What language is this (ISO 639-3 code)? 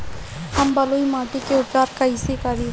bho